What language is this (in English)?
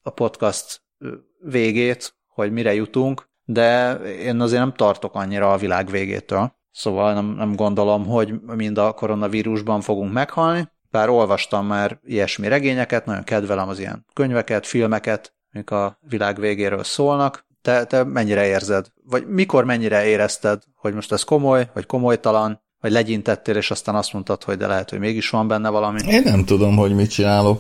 Hungarian